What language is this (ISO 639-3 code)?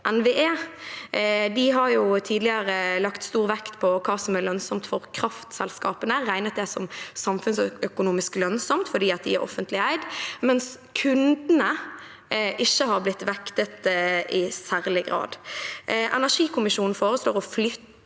nor